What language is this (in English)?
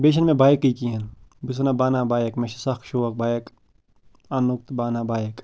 Kashmiri